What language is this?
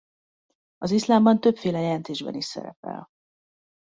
Hungarian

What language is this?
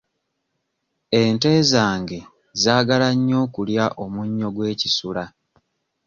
Ganda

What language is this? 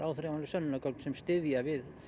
Icelandic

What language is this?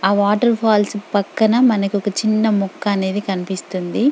Telugu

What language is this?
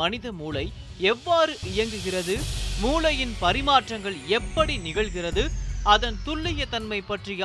Tamil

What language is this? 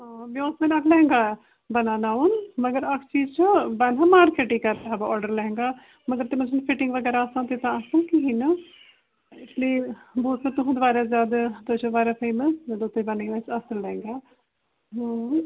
Kashmiri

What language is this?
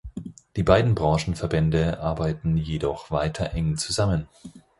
German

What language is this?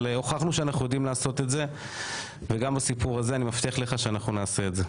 Hebrew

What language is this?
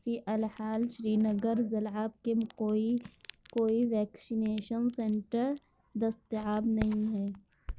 Urdu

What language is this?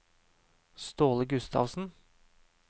Norwegian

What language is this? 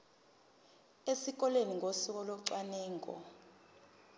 Zulu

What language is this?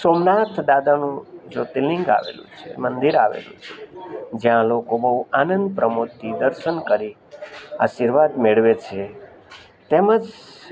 Gujarati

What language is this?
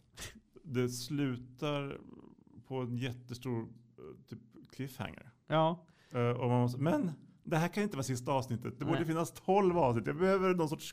Swedish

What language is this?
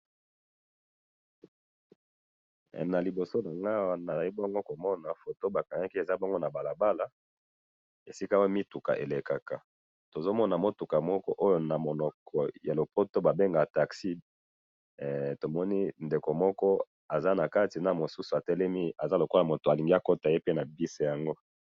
Lingala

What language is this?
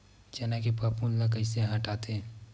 Chhattisgarhi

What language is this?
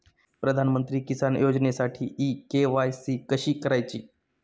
Marathi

